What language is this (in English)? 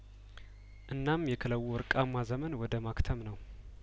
Amharic